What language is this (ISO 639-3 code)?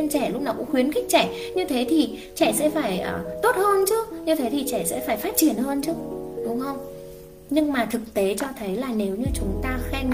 vie